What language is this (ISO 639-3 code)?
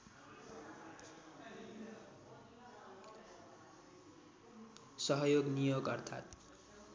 nep